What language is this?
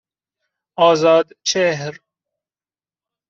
Persian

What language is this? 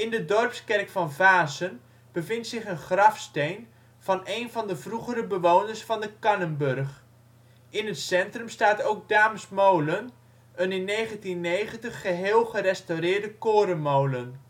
Dutch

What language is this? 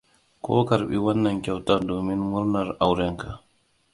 Hausa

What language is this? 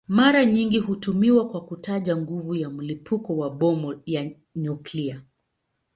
Swahili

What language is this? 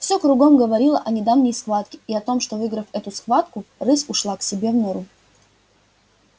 Russian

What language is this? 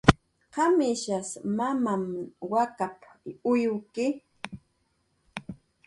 Jaqaru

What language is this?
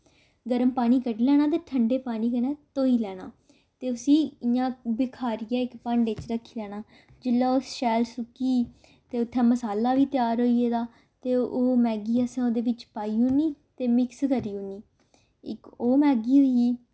Dogri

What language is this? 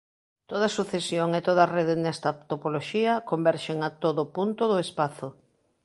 Galician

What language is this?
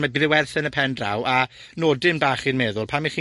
Welsh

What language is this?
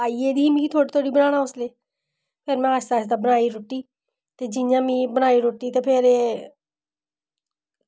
Dogri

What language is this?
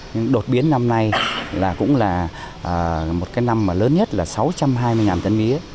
Vietnamese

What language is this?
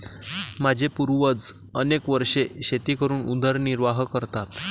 Marathi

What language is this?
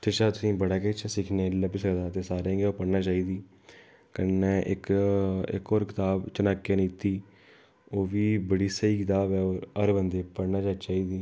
Dogri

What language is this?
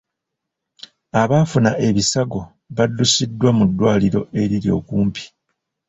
Ganda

